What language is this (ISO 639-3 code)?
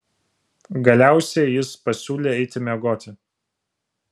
lit